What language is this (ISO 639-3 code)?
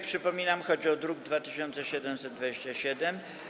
pol